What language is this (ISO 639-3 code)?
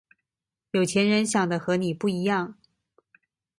zho